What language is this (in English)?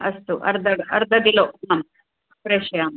Sanskrit